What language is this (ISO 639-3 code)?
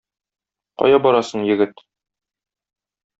tat